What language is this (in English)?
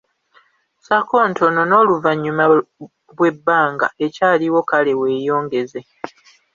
Ganda